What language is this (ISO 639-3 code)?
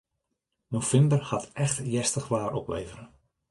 fry